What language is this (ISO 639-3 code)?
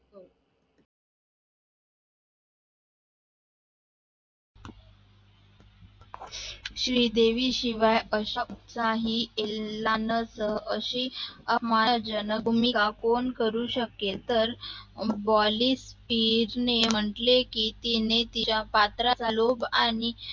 mar